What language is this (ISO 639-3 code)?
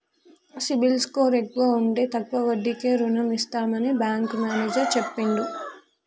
tel